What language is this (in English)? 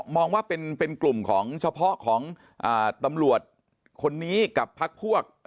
Thai